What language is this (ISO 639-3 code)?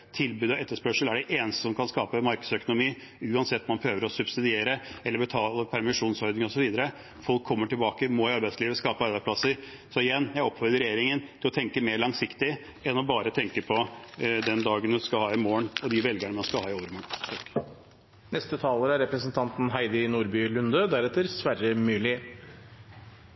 nob